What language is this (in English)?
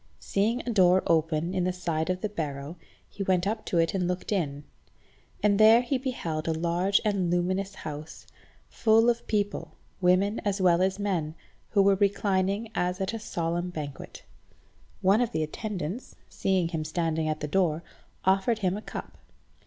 English